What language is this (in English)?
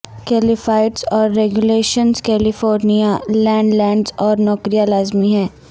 Urdu